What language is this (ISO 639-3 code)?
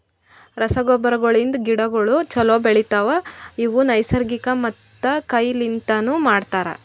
kan